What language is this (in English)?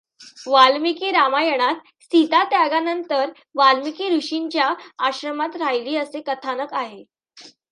Marathi